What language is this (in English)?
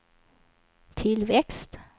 Swedish